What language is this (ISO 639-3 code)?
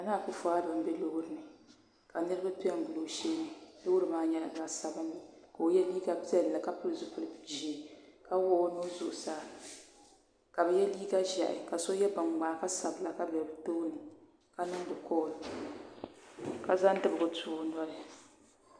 dag